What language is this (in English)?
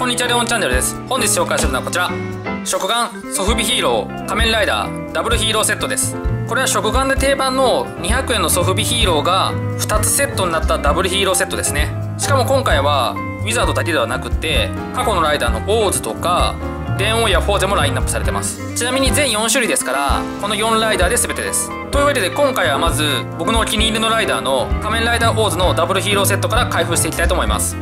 Japanese